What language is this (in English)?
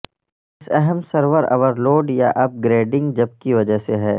Urdu